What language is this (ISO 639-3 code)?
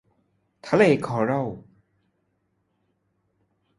tha